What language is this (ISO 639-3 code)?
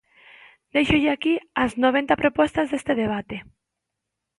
glg